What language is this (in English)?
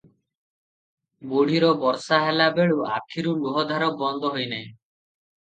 Odia